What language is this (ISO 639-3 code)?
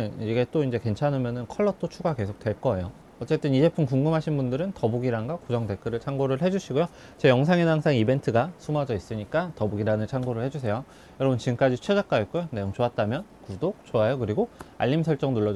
kor